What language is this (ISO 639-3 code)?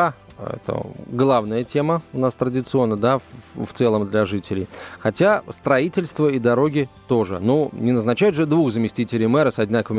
rus